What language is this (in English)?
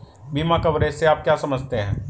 Hindi